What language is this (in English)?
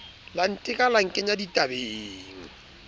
Southern Sotho